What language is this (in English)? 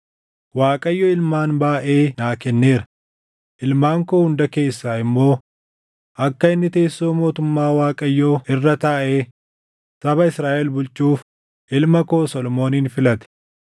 Oromo